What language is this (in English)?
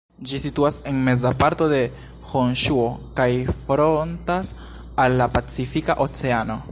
Esperanto